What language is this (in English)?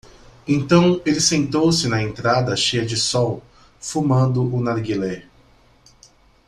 Portuguese